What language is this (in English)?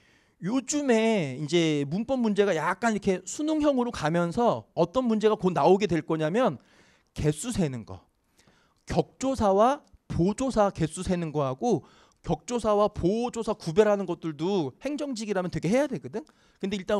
Korean